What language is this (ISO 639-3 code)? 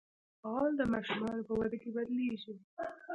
pus